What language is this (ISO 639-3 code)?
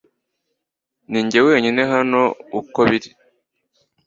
kin